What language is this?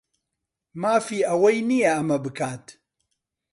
Central Kurdish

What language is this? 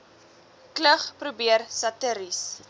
Afrikaans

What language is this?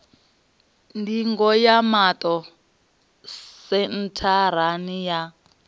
Venda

